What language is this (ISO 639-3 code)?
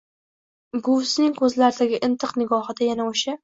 uzb